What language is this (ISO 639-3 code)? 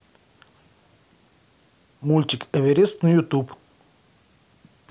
rus